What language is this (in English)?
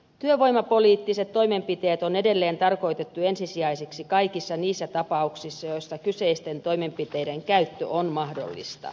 Finnish